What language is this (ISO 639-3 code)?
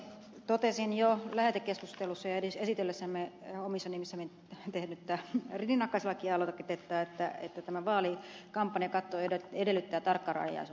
fin